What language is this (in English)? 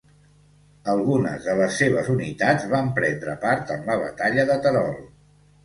Catalan